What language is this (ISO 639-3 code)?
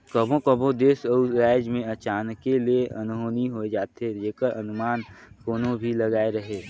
hne